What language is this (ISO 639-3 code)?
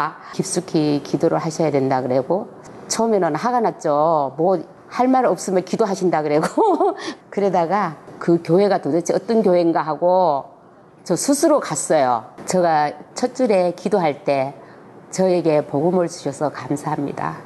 kor